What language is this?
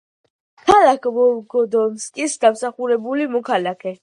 Georgian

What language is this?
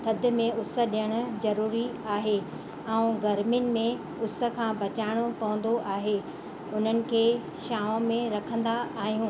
Sindhi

